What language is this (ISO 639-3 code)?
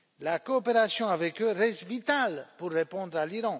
fra